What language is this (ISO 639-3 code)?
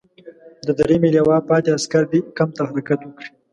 pus